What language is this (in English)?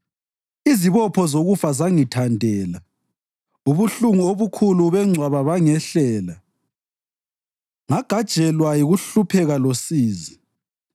North Ndebele